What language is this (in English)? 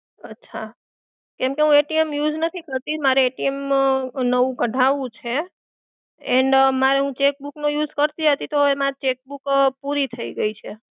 Gujarati